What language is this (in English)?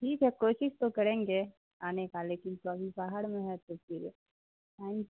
Urdu